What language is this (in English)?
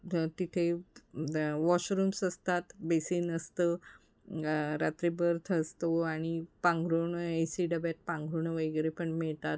Marathi